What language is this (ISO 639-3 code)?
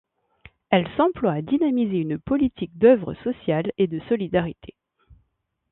fra